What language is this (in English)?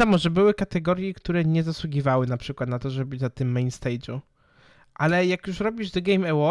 Polish